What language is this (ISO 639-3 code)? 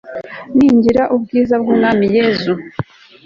kin